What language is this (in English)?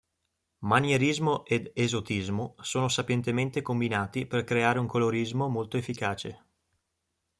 Italian